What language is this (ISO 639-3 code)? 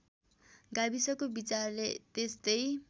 nep